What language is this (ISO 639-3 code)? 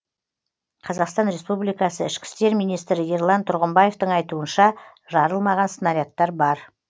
kaz